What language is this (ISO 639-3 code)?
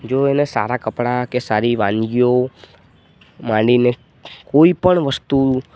guj